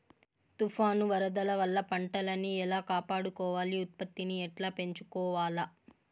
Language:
Telugu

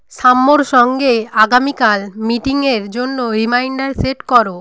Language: Bangla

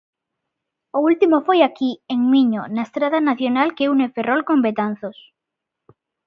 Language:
Galician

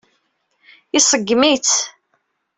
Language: Kabyle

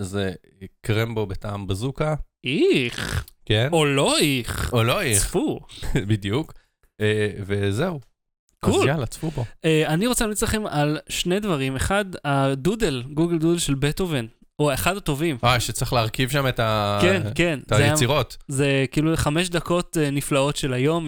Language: Hebrew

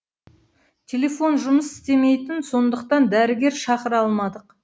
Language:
Kazakh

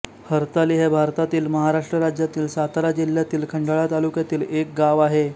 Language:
Marathi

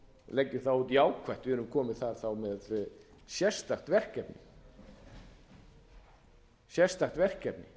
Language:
Icelandic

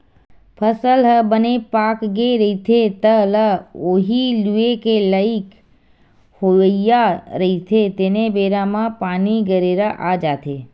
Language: Chhattisgarhi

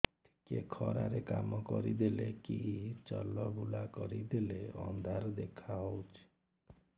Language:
Odia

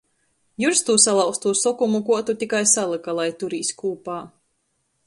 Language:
Latgalian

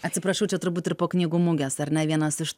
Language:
Lithuanian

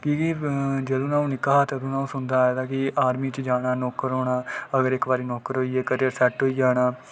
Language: Dogri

